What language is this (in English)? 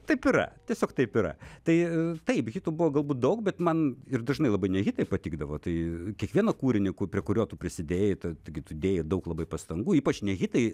Lithuanian